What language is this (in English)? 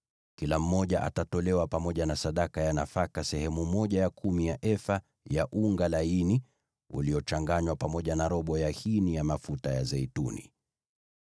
Swahili